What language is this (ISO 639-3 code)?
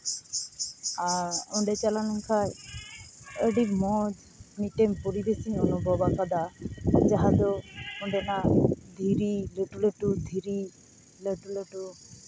sat